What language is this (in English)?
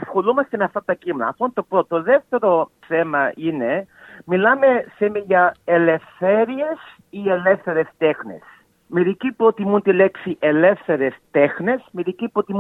Greek